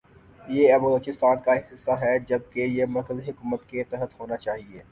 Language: Urdu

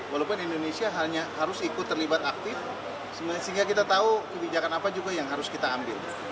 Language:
Indonesian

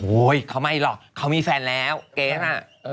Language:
Thai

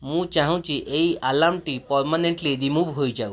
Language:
Odia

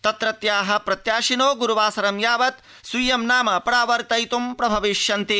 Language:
Sanskrit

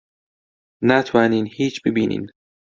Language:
Central Kurdish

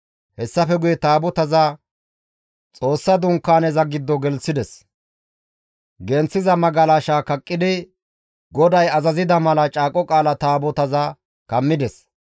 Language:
Gamo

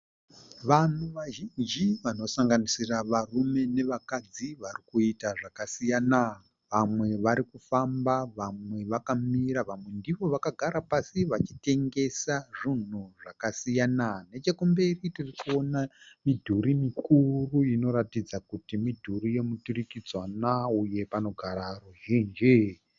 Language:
Shona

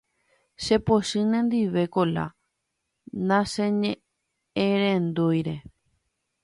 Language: Guarani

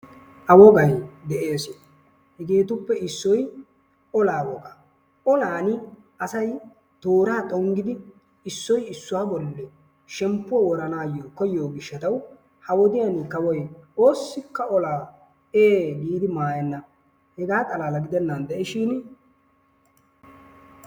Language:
Wolaytta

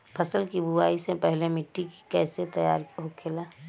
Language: Bhojpuri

